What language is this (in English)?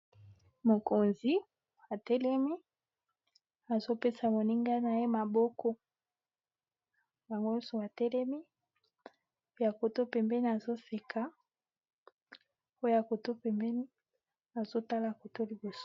Lingala